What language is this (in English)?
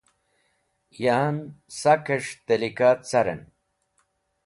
Wakhi